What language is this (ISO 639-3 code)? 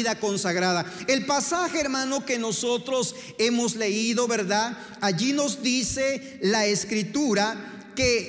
spa